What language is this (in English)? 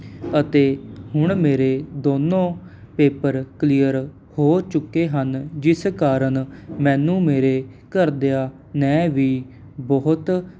Punjabi